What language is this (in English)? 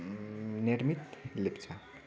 Nepali